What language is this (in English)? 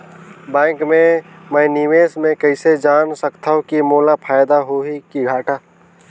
Chhattisgarhi